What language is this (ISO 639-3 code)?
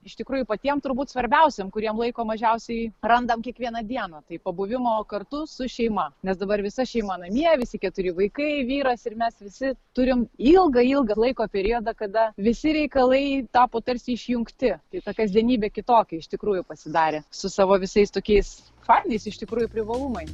lit